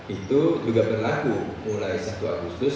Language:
Indonesian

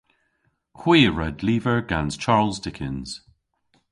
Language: Cornish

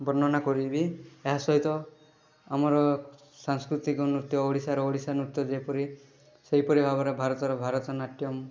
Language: Odia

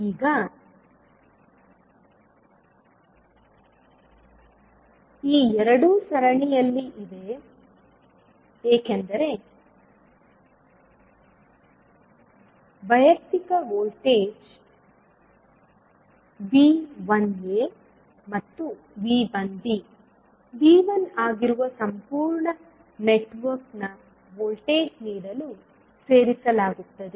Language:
Kannada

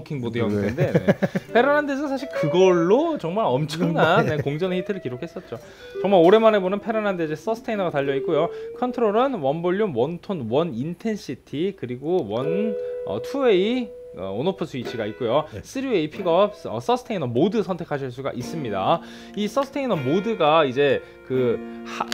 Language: Korean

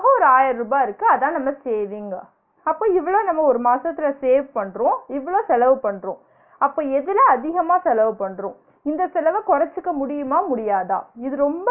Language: Tamil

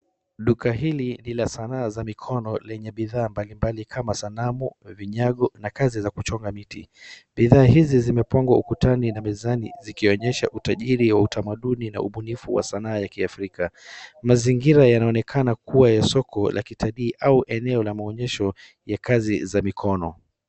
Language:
Swahili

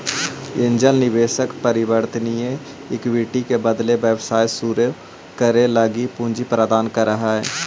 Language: Magahi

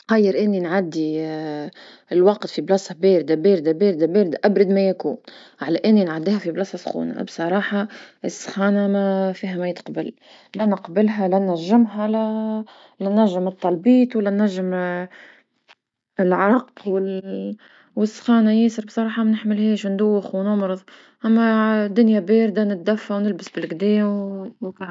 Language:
Tunisian Arabic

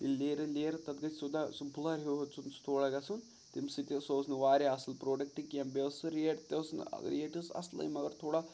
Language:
Kashmiri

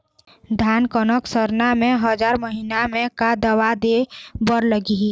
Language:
Chhattisgarhi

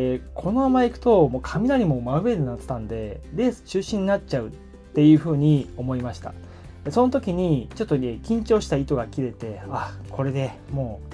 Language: Japanese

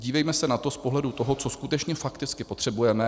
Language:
Czech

